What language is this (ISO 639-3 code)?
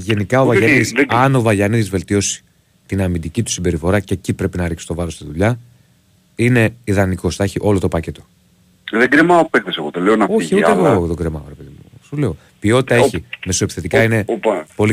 ell